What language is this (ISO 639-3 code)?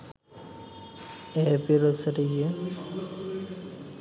ben